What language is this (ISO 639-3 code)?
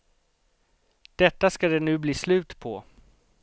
swe